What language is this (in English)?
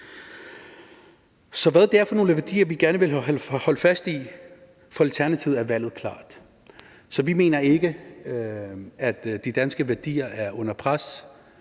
Danish